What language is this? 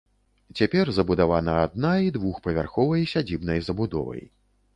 Belarusian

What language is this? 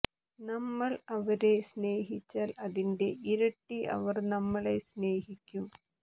Malayalam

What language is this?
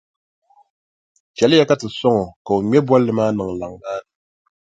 Dagbani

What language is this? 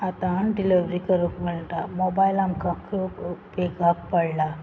Konkani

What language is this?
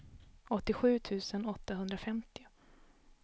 Swedish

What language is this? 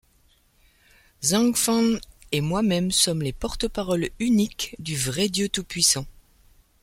French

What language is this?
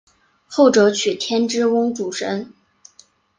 Chinese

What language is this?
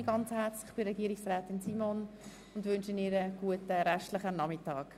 Swiss German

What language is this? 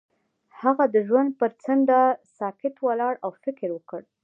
Pashto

